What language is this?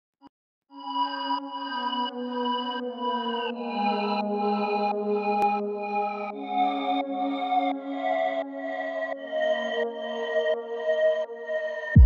Turkish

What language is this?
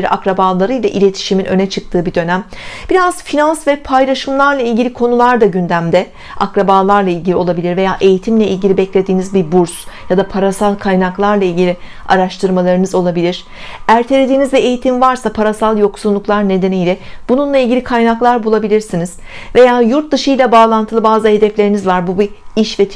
Turkish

